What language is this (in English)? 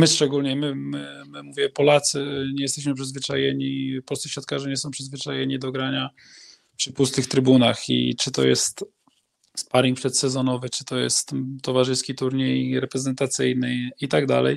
Polish